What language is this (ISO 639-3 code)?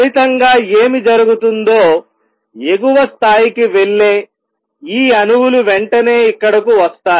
tel